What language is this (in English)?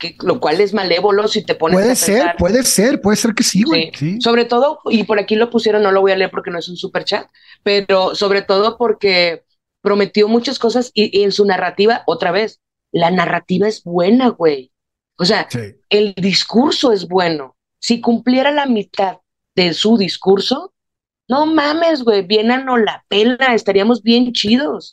Spanish